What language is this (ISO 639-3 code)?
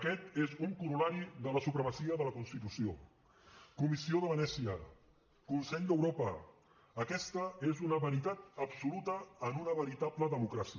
cat